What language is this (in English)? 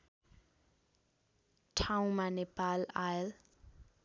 Nepali